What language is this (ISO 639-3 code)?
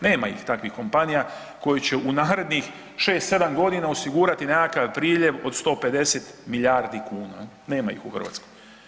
hrv